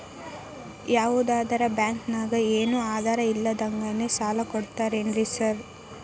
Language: Kannada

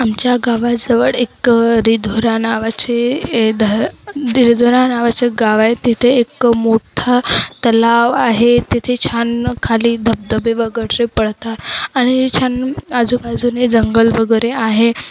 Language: Marathi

